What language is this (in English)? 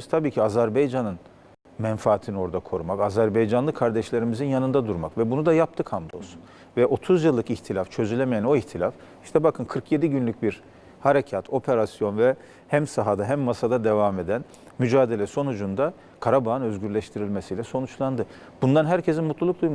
Turkish